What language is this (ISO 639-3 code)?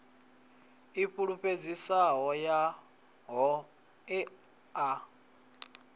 ven